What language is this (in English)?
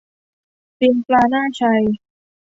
Thai